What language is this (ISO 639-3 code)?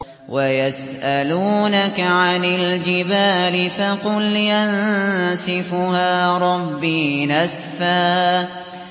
ara